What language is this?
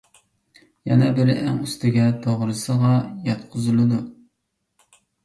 Uyghur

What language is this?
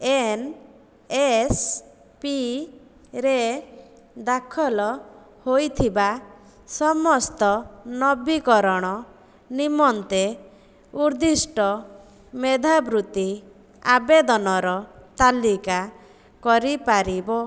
Odia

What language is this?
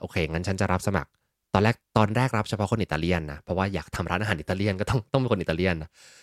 Thai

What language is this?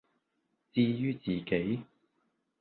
Cantonese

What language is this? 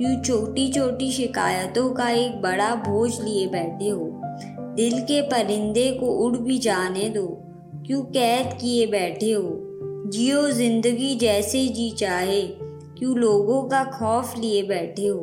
Hindi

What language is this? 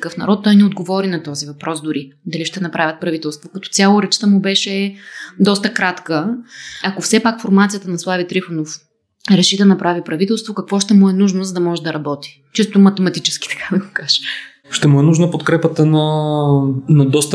Bulgarian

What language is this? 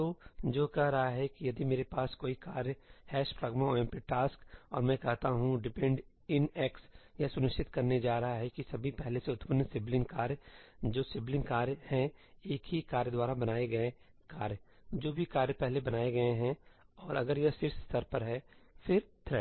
Hindi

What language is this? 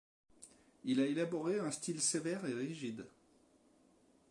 French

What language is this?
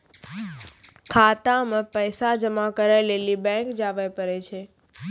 Maithili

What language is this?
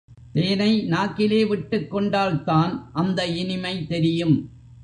Tamil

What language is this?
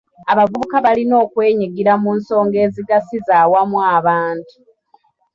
Ganda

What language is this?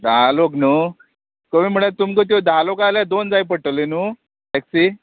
Konkani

